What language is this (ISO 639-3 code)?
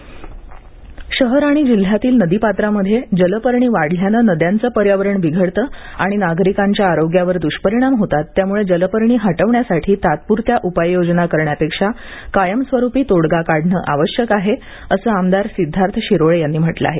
mar